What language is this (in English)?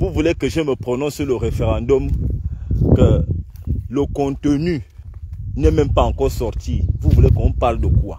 French